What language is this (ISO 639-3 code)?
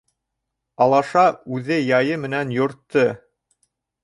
bak